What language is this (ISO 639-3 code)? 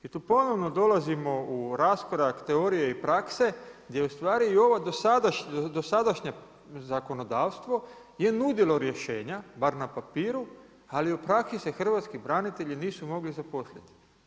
hrv